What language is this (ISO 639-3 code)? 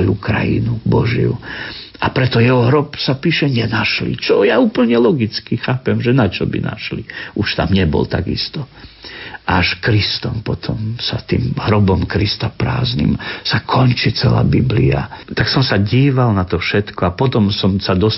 slk